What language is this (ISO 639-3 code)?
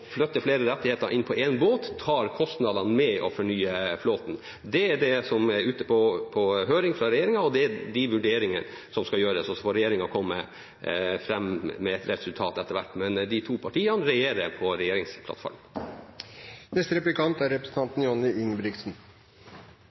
nor